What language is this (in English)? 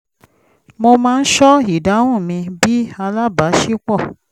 Yoruba